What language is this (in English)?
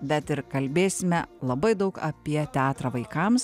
Lithuanian